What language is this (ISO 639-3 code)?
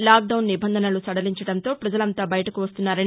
tel